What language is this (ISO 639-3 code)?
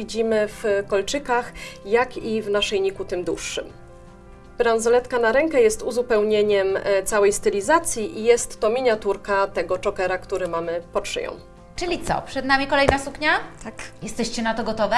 pol